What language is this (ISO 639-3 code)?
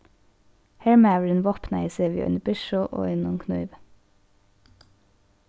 fao